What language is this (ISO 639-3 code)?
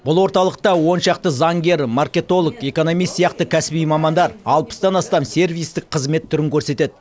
kaz